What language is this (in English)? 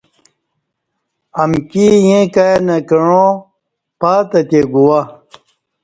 Kati